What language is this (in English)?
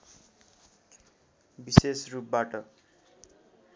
Nepali